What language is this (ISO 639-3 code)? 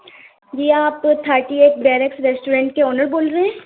urd